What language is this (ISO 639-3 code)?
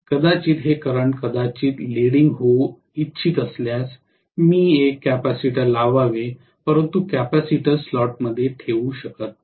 mar